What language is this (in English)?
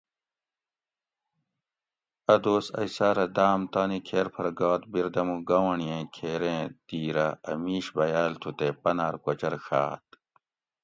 Gawri